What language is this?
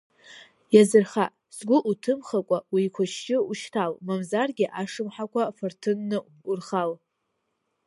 Abkhazian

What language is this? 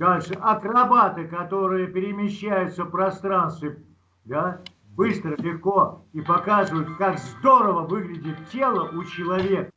Russian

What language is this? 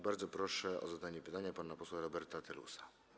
Polish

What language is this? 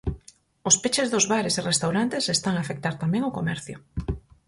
Galician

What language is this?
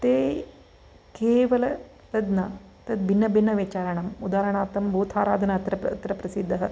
Sanskrit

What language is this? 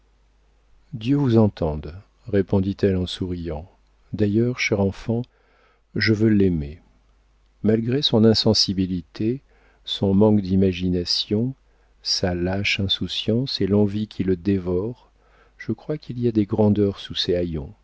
French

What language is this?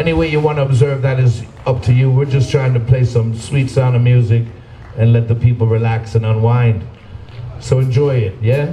English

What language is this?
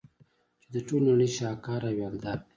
Pashto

